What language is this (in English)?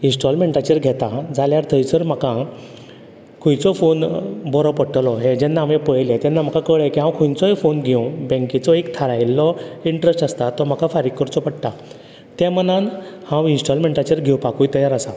Konkani